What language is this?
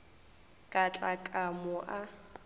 Northern Sotho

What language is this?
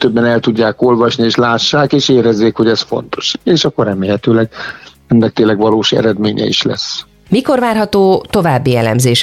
Hungarian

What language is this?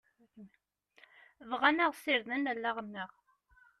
Kabyle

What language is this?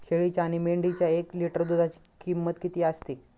Marathi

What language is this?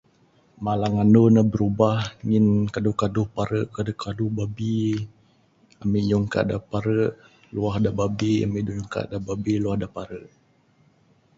Bukar-Sadung Bidayuh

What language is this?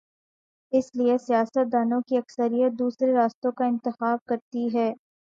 Urdu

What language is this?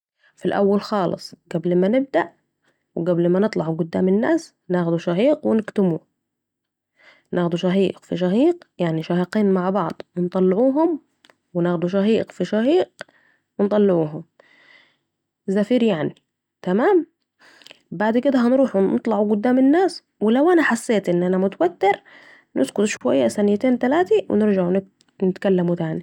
Saidi Arabic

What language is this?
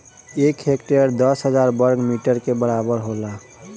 Bhojpuri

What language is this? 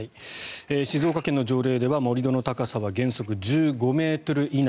Japanese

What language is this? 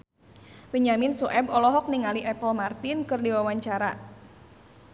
Sundanese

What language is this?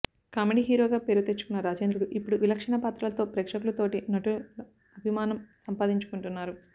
Telugu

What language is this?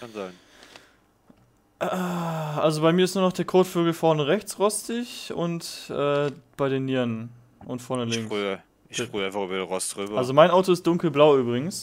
German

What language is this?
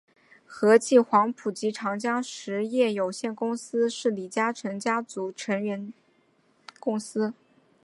Chinese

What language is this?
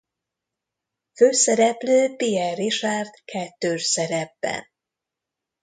Hungarian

